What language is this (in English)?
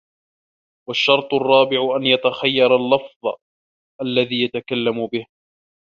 Arabic